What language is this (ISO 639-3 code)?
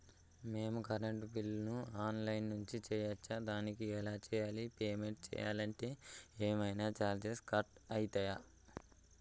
tel